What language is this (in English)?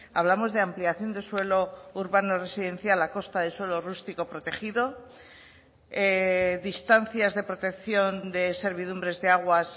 Spanish